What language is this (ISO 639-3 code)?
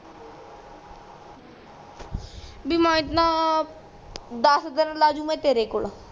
pan